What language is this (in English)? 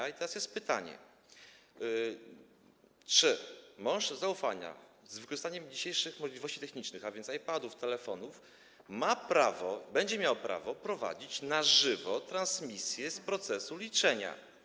Polish